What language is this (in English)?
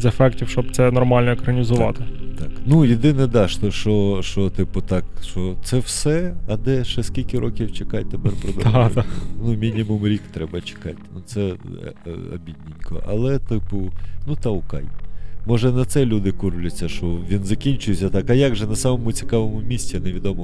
Ukrainian